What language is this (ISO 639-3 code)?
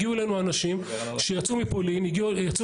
heb